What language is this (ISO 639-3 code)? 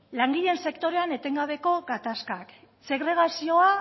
eus